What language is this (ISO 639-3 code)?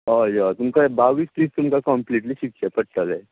kok